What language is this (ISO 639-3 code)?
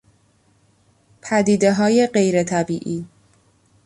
fas